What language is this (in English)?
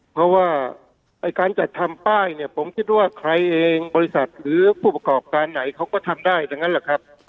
Thai